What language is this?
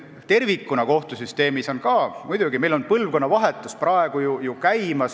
Estonian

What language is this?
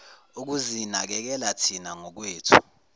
Zulu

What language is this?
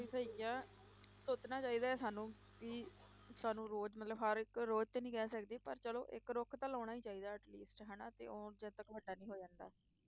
Punjabi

